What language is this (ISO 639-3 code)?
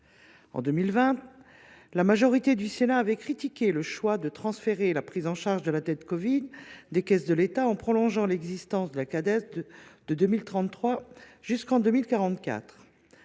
fra